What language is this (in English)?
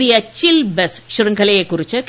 Malayalam